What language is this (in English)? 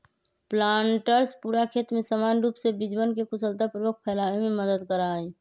Magahi